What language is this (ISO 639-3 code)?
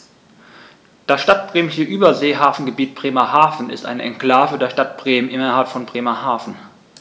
deu